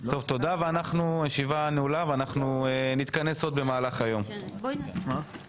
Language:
Hebrew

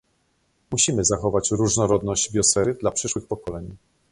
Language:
Polish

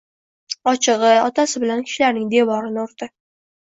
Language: Uzbek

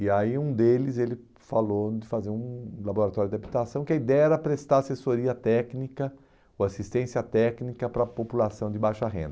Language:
Portuguese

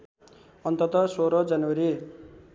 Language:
Nepali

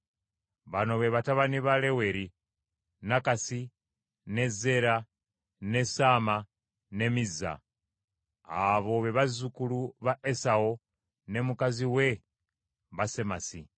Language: Ganda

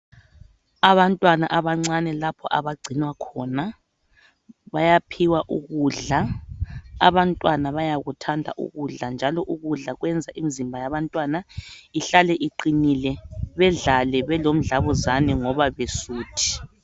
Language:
North Ndebele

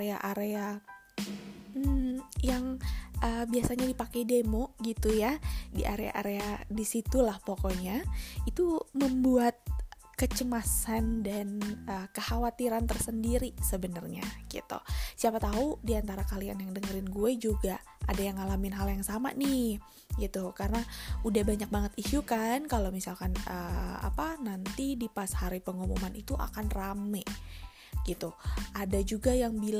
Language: Indonesian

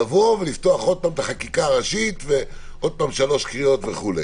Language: Hebrew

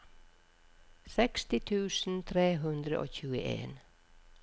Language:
Norwegian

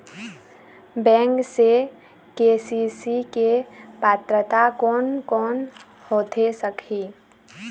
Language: Chhattisgarhi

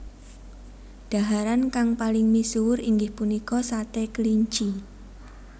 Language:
Javanese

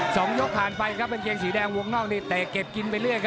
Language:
Thai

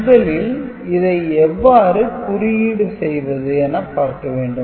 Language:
Tamil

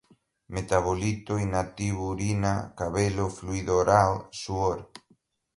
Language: Portuguese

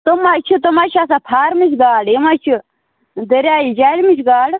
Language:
Kashmiri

